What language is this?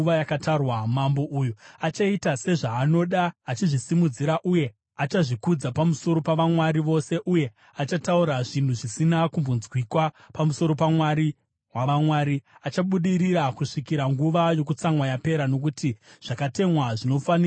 Shona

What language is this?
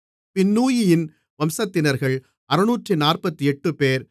Tamil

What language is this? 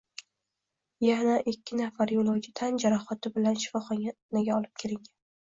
Uzbek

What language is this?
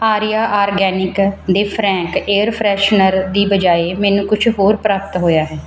Punjabi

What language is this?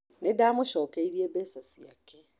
Kikuyu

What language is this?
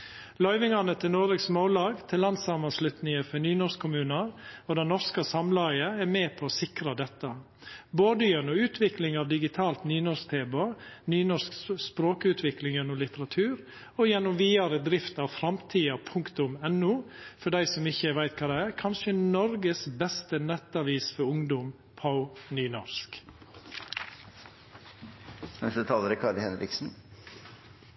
Norwegian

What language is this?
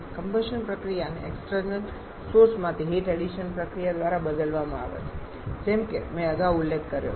Gujarati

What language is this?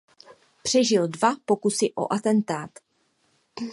Czech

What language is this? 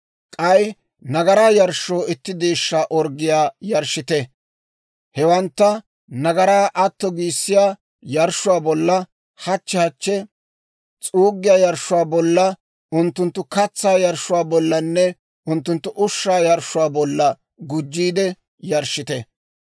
Dawro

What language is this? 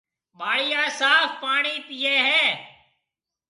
Marwari (Pakistan)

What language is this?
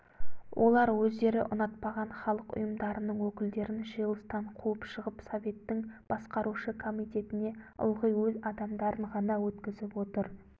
Kazakh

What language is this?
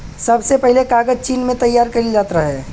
Bhojpuri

